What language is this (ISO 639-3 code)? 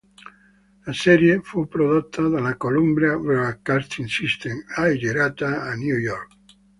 ita